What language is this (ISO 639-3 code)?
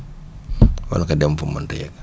wol